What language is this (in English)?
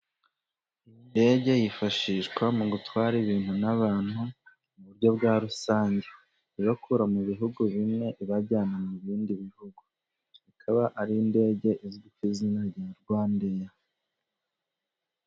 Kinyarwanda